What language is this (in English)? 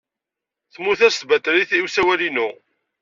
Kabyle